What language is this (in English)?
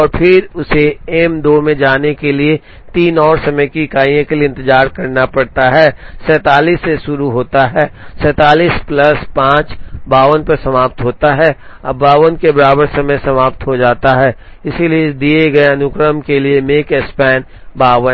Hindi